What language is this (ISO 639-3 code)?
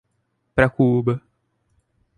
por